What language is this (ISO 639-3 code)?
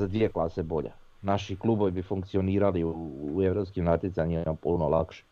hrv